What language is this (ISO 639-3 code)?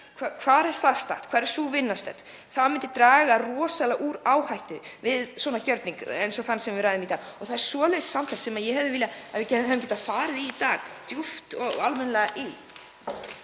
isl